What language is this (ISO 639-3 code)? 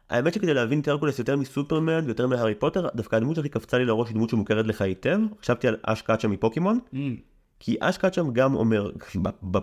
heb